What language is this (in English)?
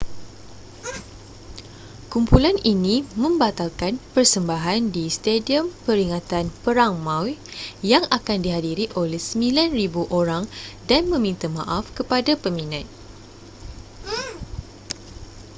Malay